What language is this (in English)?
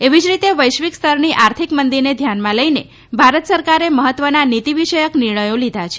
Gujarati